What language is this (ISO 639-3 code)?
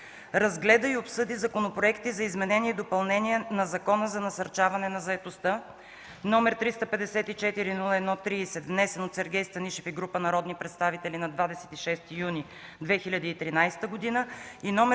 bul